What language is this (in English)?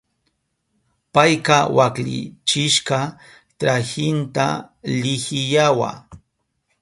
Southern Pastaza Quechua